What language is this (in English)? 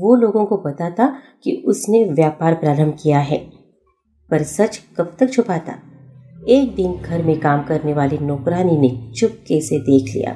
Hindi